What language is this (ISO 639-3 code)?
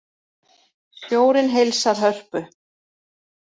isl